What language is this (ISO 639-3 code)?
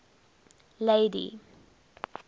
eng